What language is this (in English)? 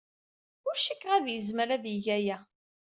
Kabyle